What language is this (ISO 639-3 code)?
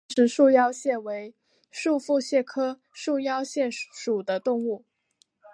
zho